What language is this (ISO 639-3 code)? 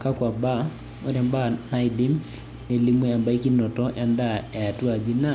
mas